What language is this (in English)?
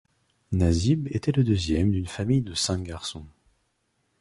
French